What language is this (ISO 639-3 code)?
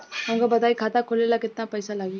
bho